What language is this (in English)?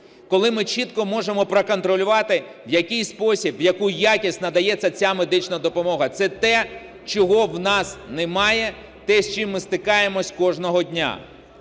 Ukrainian